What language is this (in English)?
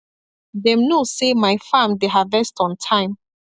Nigerian Pidgin